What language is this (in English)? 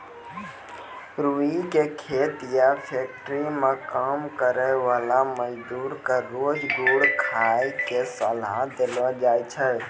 Maithili